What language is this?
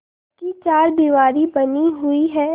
Hindi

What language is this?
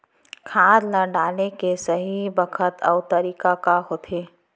Chhattisgarhi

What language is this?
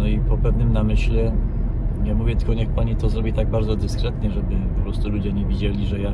Polish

